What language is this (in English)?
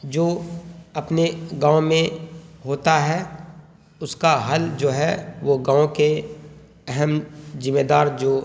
Urdu